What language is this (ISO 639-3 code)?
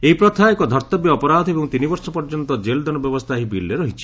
ori